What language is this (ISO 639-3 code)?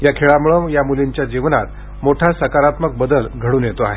mar